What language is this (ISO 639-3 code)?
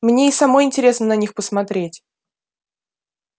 rus